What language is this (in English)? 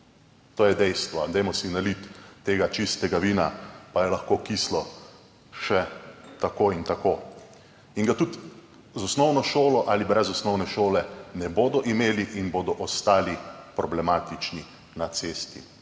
Slovenian